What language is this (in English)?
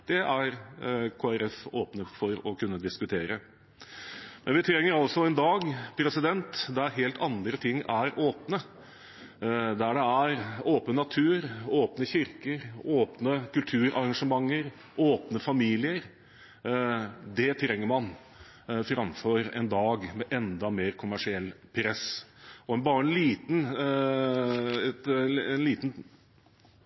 Norwegian Bokmål